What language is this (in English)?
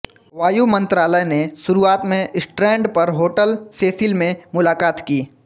Hindi